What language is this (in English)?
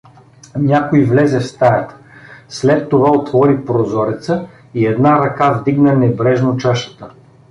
Bulgarian